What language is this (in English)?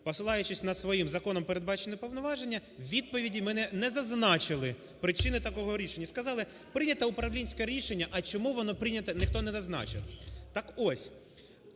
Ukrainian